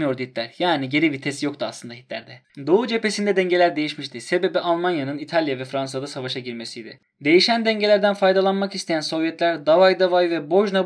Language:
Turkish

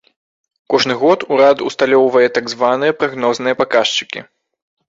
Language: Belarusian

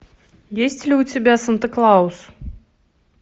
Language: Russian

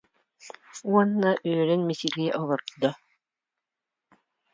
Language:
Yakut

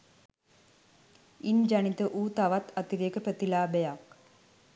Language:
Sinhala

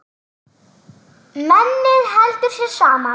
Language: Icelandic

